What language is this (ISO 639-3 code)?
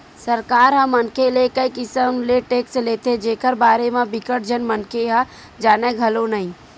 hne